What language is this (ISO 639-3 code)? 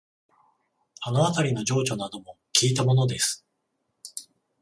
jpn